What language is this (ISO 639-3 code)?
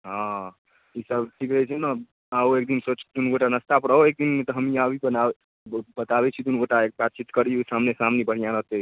mai